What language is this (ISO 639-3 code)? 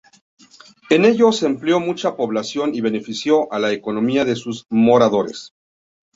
spa